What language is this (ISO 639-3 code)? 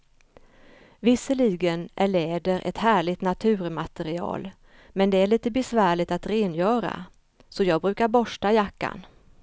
swe